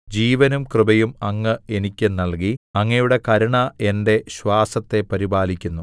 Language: Malayalam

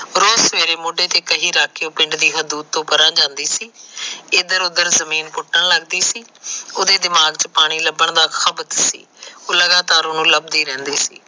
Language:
Punjabi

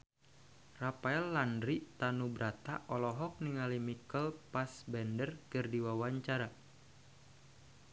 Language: Sundanese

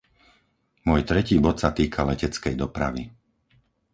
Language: Slovak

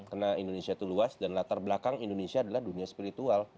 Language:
Indonesian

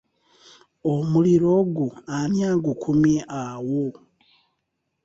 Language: Ganda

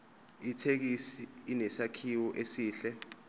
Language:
Zulu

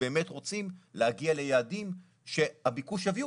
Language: Hebrew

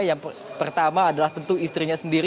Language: Indonesian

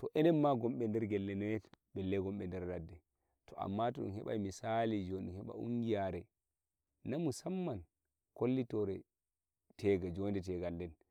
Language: Nigerian Fulfulde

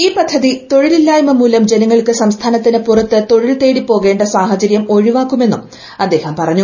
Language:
Malayalam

